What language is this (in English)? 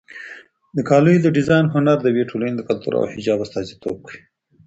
Pashto